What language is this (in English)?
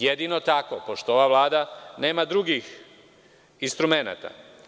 Serbian